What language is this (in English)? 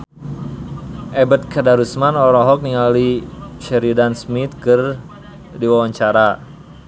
Sundanese